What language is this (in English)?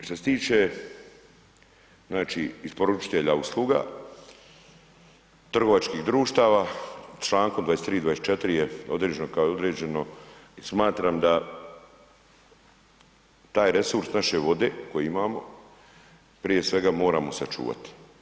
Croatian